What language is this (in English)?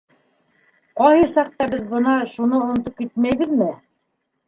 Bashkir